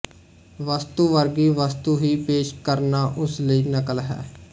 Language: Punjabi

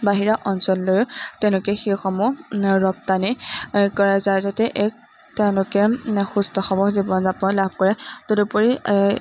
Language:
Assamese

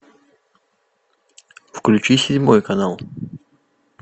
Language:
Russian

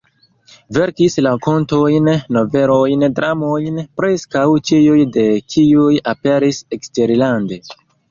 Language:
Esperanto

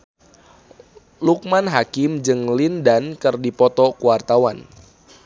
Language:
Sundanese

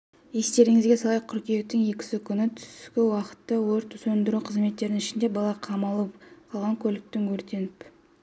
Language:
Kazakh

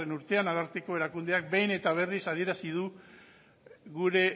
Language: Basque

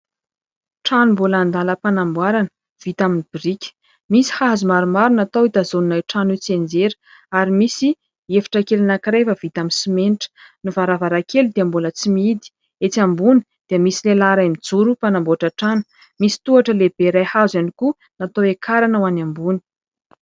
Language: Malagasy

